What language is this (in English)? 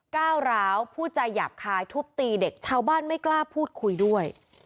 Thai